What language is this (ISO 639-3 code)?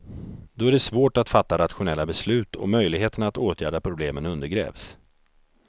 swe